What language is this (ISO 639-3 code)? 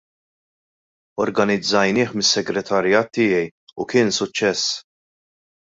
mlt